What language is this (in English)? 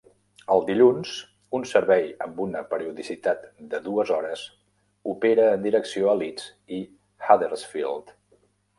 Catalan